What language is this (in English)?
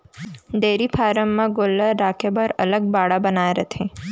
Chhattisgarhi